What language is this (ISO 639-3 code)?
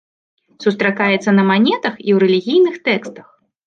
bel